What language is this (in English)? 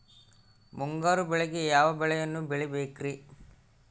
Kannada